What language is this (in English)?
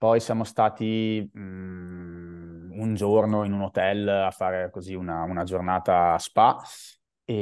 Italian